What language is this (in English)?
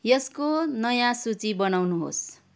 Nepali